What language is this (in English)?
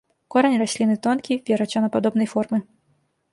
Belarusian